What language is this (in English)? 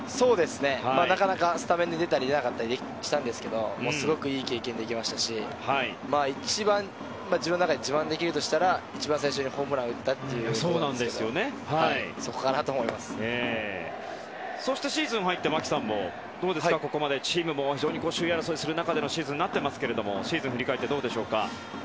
Japanese